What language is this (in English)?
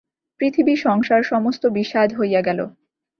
Bangla